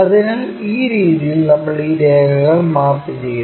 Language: Malayalam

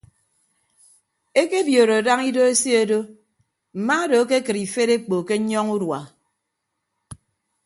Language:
Ibibio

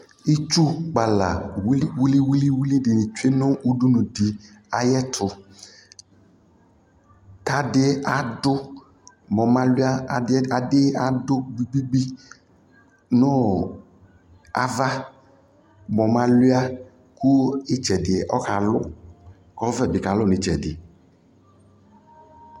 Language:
Ikposo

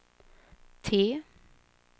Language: Swedish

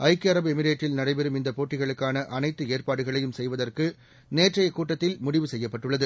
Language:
Tamil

